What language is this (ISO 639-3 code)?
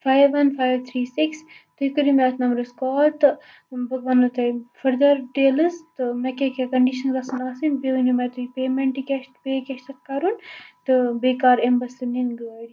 kas